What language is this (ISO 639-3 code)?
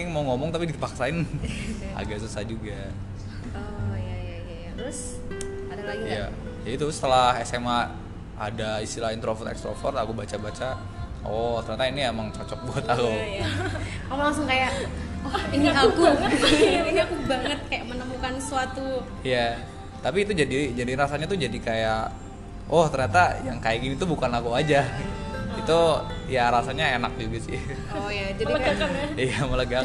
ind